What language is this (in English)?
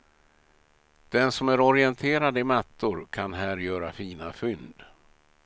Swedish